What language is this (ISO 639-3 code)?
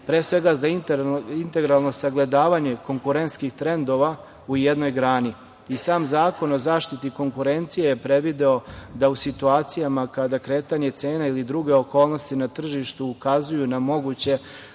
srp